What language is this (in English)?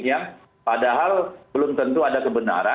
Indonesian